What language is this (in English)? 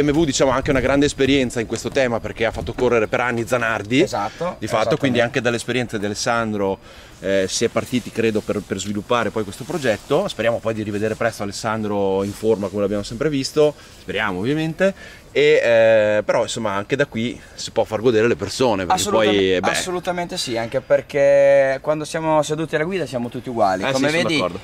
Italian